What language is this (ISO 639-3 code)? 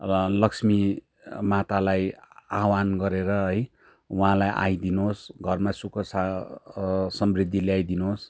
nep